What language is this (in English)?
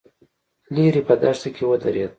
Pashto